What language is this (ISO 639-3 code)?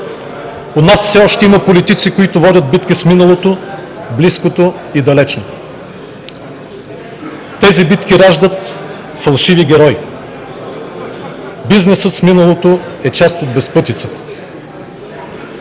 bul